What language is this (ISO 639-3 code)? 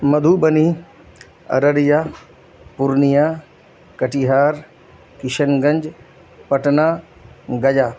urd